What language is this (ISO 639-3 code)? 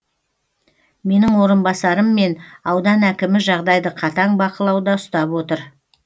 kaz